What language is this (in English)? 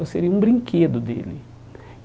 Portuguese